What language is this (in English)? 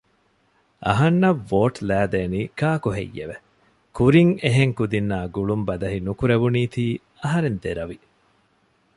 Divehi